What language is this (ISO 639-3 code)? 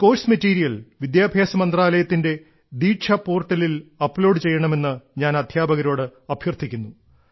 mal